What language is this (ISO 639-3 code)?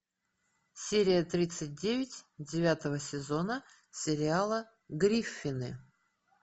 rus